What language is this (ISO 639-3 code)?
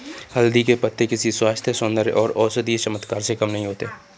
hin